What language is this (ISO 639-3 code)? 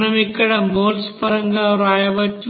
tel